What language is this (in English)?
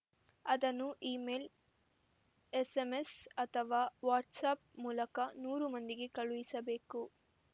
Kannada